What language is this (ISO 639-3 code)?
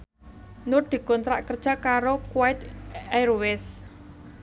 jav